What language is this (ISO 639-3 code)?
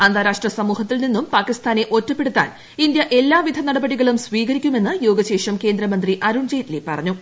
mal